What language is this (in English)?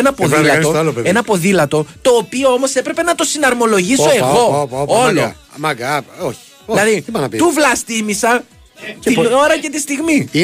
Greek